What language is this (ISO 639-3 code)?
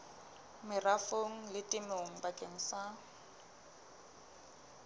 sot